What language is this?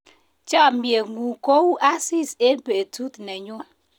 Kalenjin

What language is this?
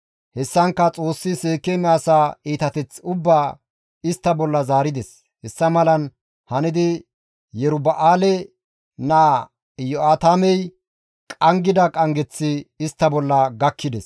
Gamo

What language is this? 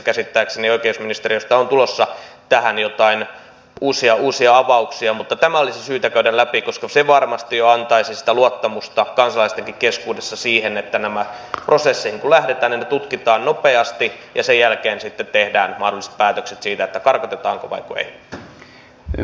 Finnish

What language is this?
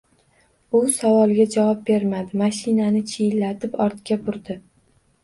Uzbek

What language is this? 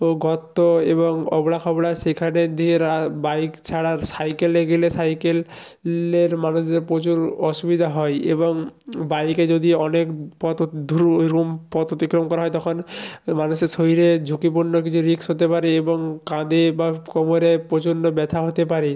Bangla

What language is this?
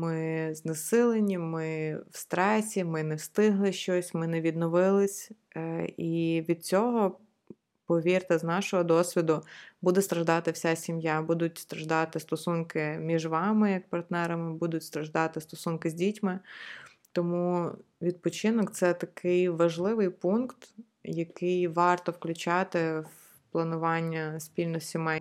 Ukrainian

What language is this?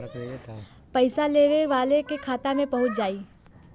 Bhojpuri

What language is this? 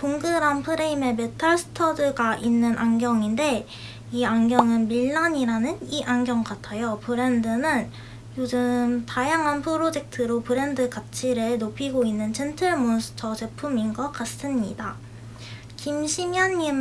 Korean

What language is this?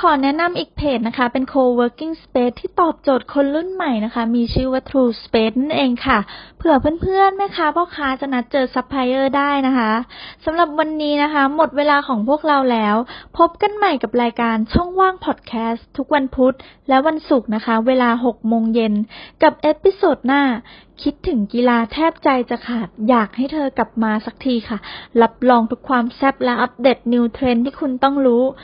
Thai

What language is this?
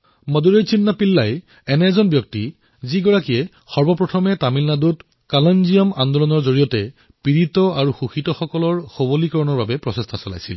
Assamese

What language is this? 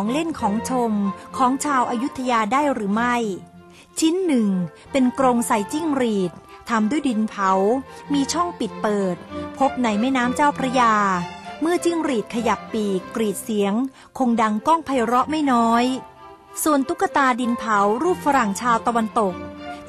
Thai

